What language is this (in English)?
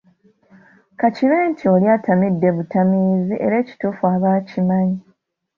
Ganda